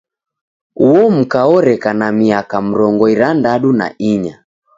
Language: Taita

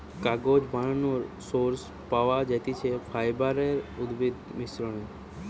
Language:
Bangla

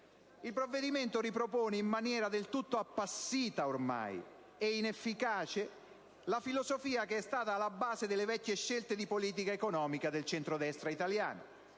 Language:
Italian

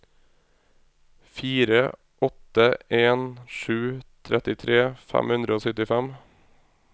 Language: Norwegian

